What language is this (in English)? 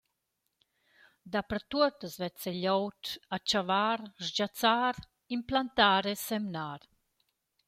Romansh